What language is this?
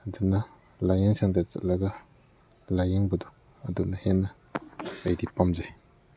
Manipuri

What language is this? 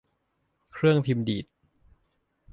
Thai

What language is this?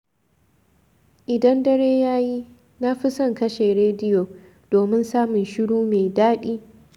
Hausa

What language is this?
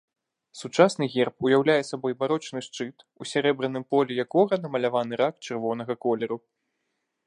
Belarusian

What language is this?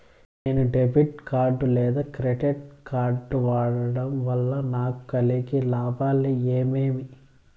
Telugu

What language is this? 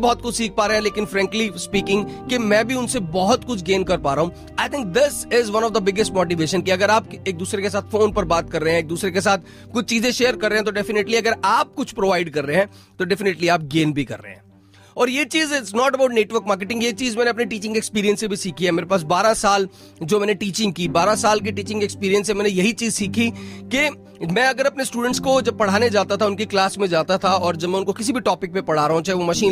Hindi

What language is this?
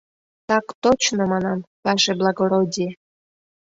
Mari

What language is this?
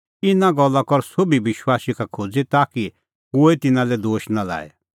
Kullu Pahari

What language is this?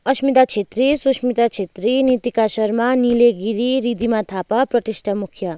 Nepali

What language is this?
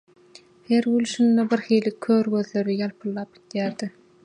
Turkmen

